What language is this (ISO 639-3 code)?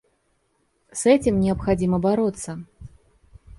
rus